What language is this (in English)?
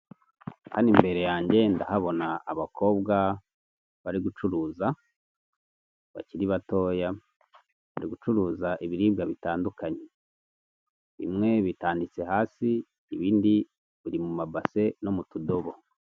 Kinyarwanda